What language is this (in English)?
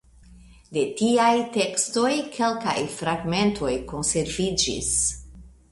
Esperanto